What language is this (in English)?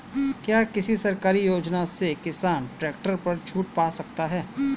Hindi